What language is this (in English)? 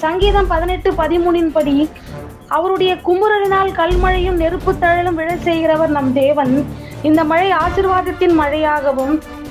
Arabic